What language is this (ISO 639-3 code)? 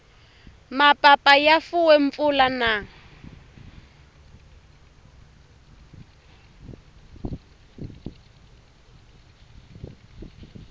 tso